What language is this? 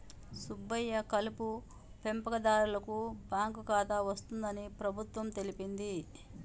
Telugu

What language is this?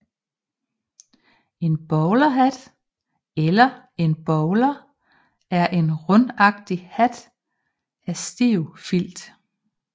Danish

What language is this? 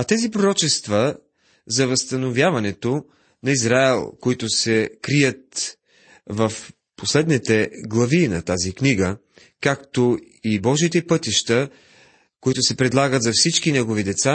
Bulgarian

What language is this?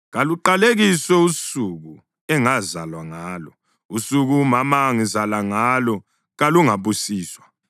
North Ndebele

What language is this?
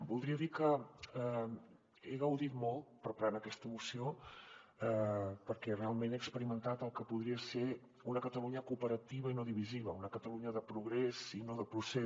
Catalan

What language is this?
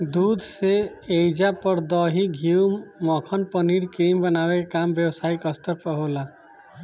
Bhojpuri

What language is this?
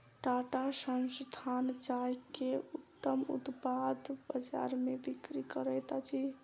Maithili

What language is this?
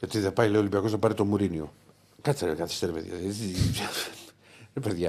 Greek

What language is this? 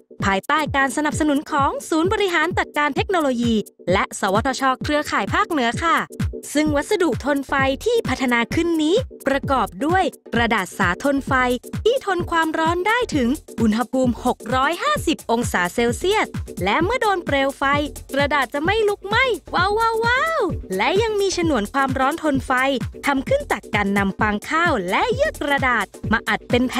Thai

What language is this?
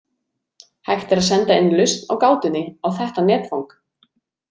Icelandic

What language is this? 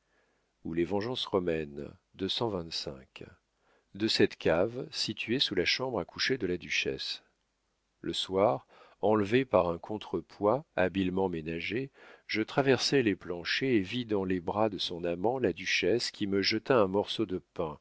French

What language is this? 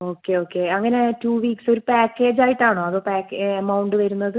Malayalam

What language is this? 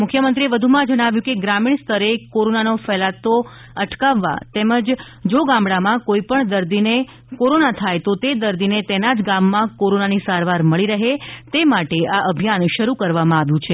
Gujarati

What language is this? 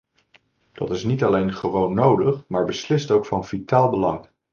Dutch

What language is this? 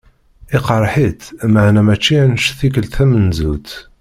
Kabyle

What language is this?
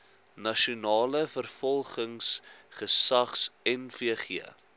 Afrikaans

